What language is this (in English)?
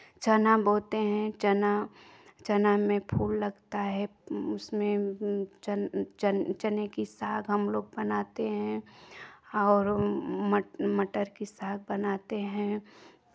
Hindi